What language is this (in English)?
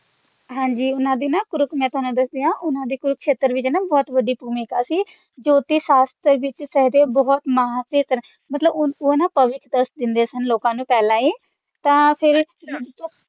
Punjabi